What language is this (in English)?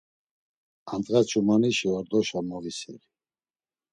Laz